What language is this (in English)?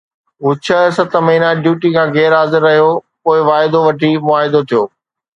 Sindhi